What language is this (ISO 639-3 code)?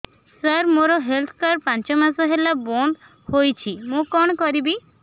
ori